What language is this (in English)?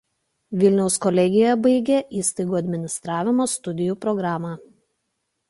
Lithuanian